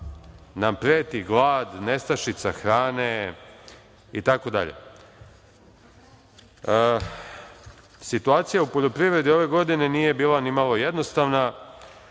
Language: Serbian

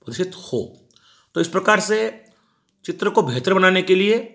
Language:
Hindi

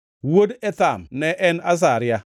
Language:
Luo (Kenya and Tanzania)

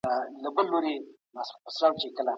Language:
Pashto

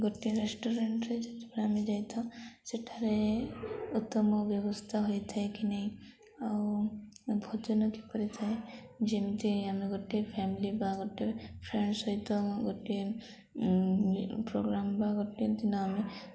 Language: Odia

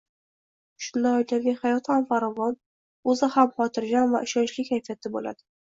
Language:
Uzbek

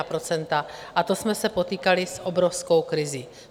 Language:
Czech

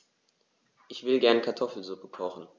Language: German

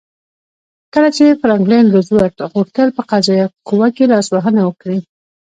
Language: Pashto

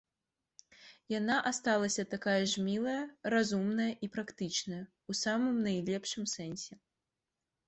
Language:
Belarusian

